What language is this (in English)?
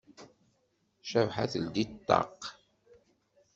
Kabyle